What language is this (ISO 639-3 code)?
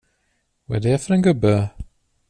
swe